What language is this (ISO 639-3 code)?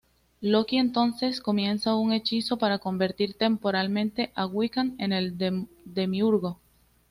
spa